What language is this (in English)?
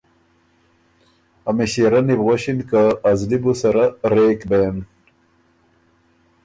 Ormuri